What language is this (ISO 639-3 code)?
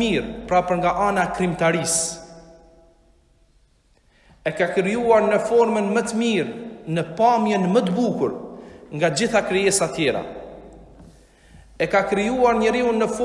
sqi